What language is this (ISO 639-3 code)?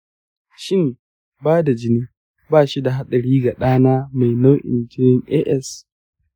hau